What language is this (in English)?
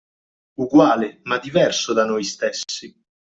Italian